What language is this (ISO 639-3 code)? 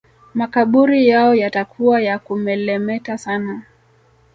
swa